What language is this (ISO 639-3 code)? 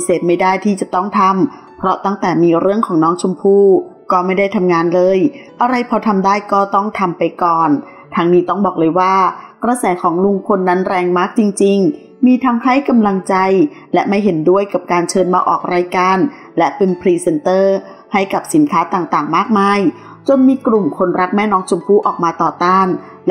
tha